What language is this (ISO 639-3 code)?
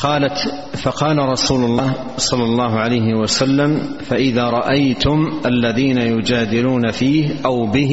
ara